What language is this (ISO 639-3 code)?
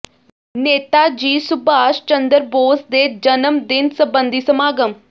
pan